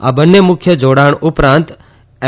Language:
Gujarati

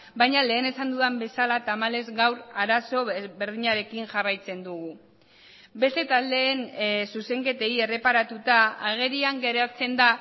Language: Basque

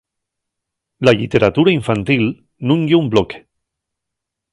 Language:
Asturian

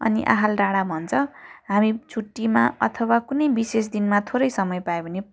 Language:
Nepali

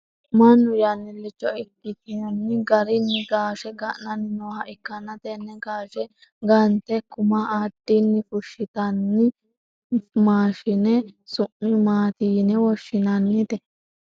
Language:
Sidamo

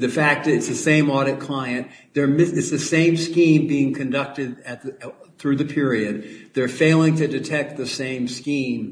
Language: English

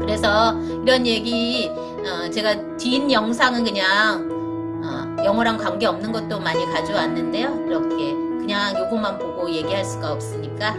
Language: Korean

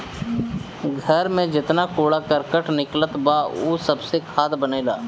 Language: Bhojpuri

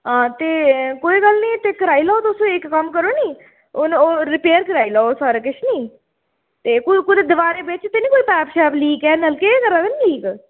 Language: Dogri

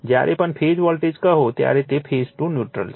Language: Gujarati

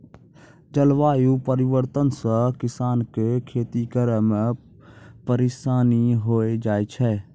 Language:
Maithili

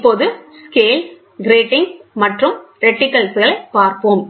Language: Tamil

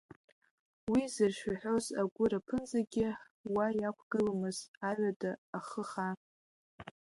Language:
Abkhazian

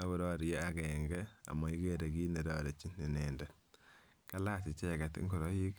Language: Kalenjin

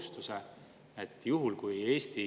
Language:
Estonian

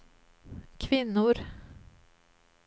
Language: Swedish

